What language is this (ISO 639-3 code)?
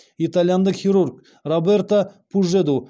kaz